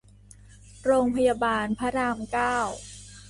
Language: Thai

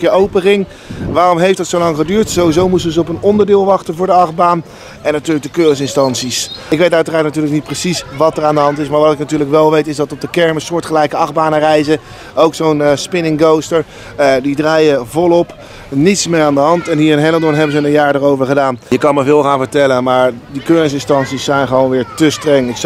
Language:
Dutch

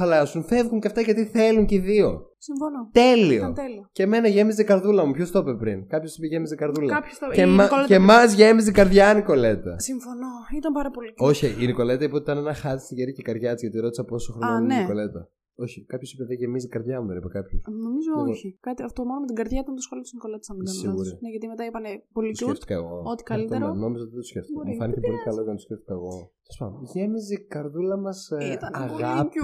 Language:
Greek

